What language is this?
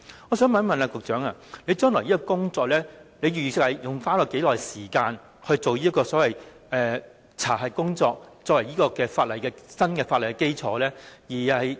Cantonese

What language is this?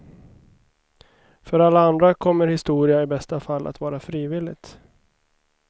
Swedish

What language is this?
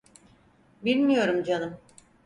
Turkish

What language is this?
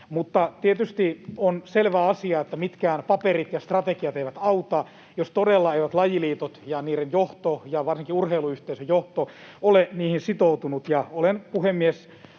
Finnish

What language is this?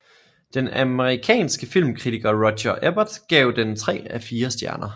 Danish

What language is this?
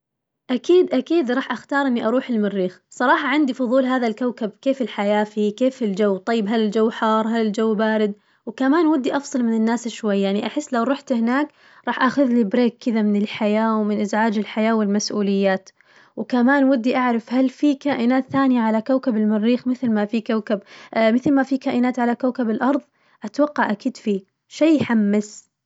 Najdi Arabic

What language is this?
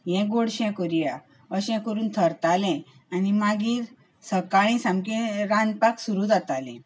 Konkani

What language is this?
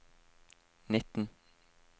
Norwegian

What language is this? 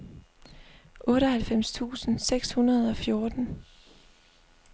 Danish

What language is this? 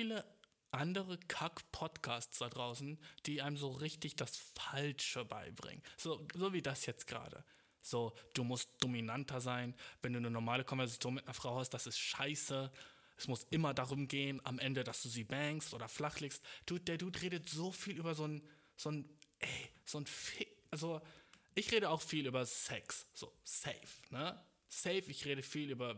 German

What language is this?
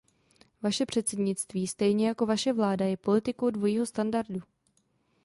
Czech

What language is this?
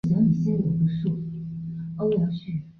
Chinese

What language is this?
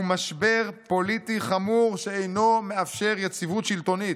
Hebrew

